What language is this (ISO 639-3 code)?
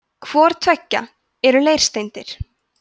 isl